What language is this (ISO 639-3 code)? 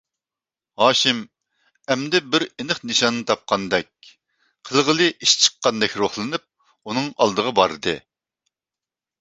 uig